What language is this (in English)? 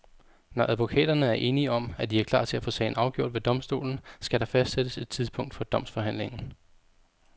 Danish